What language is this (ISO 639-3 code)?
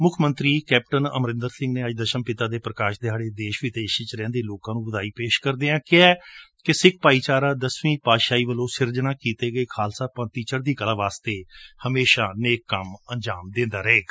pan